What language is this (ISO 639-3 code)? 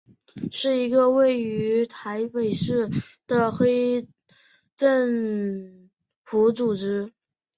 zho